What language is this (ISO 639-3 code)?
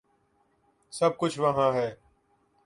urd